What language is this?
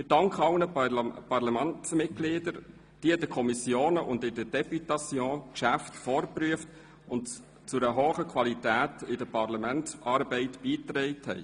Swiss German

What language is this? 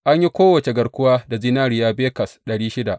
Hausa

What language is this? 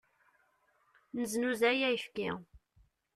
Kabyle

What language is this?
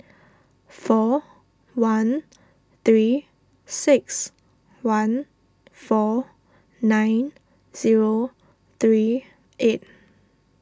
English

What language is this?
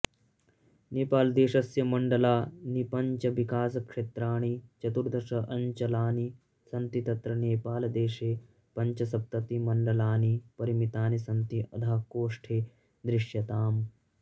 Sanskrit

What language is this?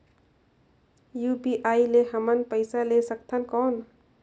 Chhattisgarhi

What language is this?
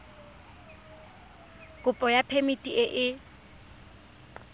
Tswana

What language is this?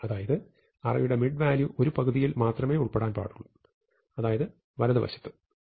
Malayalam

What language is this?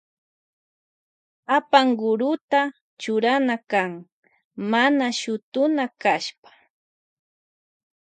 Loja Highland Quichua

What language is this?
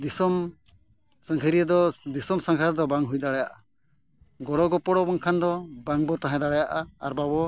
Santali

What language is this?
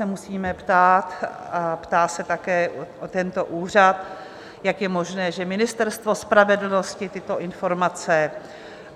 Czech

